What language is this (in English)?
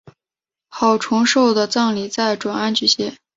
Chinese